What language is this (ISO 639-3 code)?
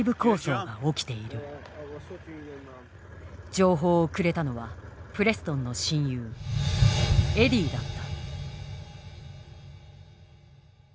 jpn